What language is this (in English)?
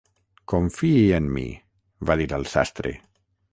Catalan